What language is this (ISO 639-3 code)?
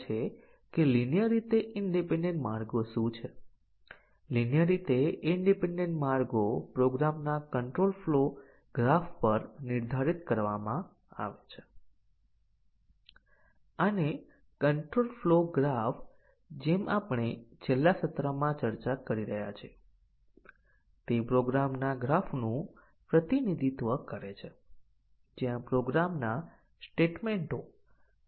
guj